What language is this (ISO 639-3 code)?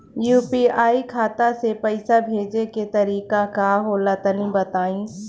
bho